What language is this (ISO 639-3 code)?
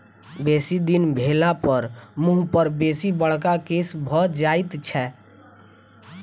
mai